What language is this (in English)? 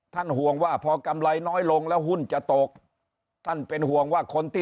Thai